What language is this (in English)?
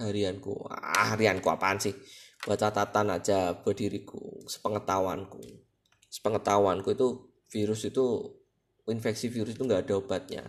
Indonesian